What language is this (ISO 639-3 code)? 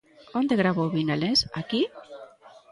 glg